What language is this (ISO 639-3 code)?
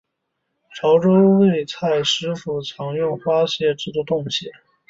zho